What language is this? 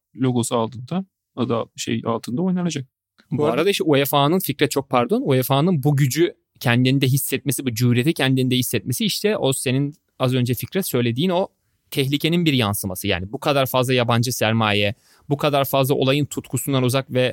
Turkish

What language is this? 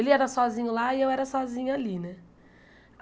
Portuguese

